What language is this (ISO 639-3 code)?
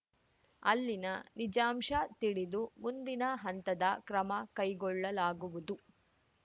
kan